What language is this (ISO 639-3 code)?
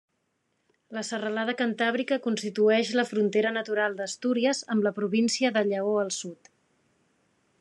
cat